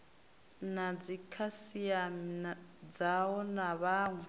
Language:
Venda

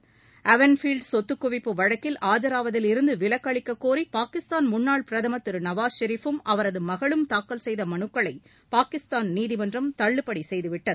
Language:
Tamil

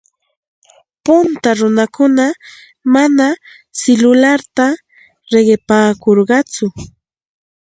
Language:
Santa Ana de Tusi Pasco Quechua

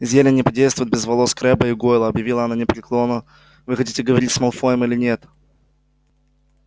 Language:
Russian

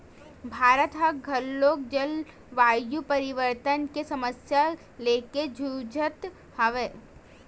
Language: Chhattisgarhi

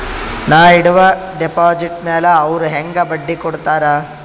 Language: Kannada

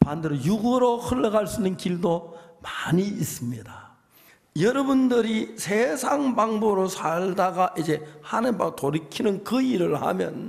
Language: Korean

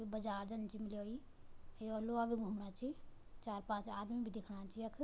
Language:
Garhwali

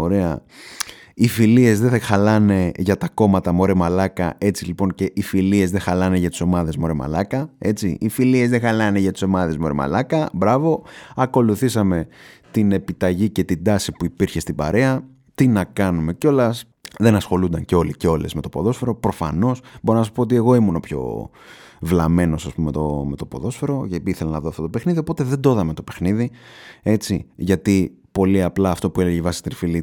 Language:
Greek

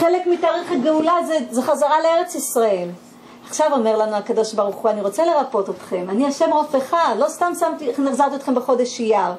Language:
Hebrew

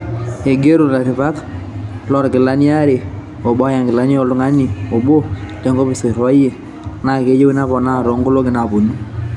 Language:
Masai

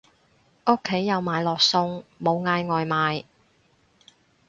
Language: Cantonese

